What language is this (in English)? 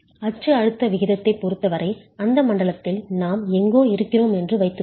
Tamil